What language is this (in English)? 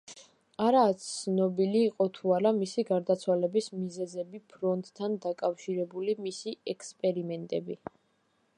Georgian